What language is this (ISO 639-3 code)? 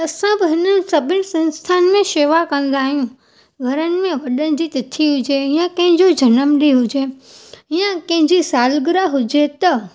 snd